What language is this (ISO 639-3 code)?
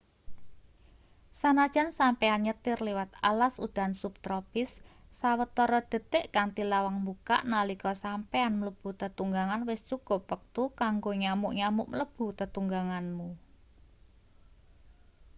jav